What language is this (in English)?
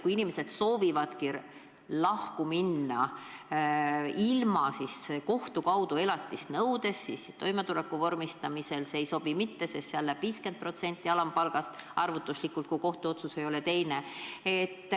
Estonian